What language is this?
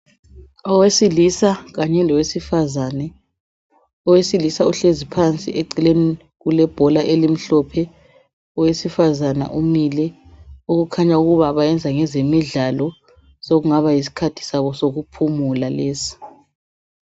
North Ndebele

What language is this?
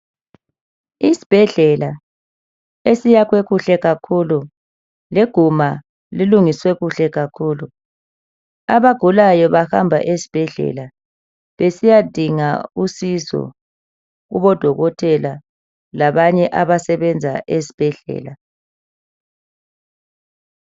North Ndebele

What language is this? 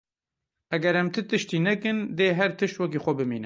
Kurdish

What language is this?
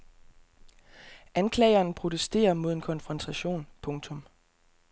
Danish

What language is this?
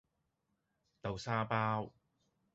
Cantonese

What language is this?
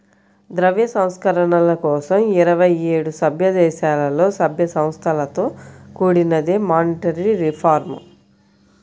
Telugu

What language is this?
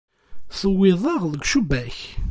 Kabyle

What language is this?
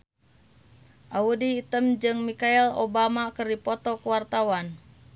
Sundanese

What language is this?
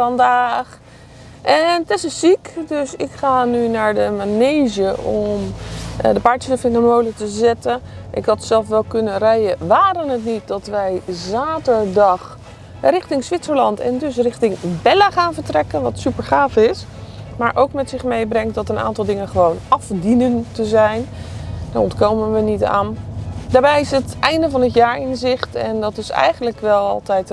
Dutch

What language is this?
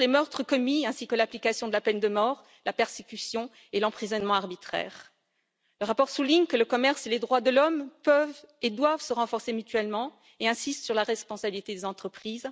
French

